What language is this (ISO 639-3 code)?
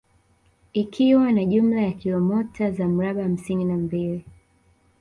swa